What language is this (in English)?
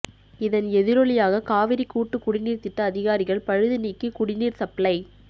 Tamil